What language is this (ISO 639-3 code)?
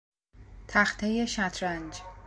fas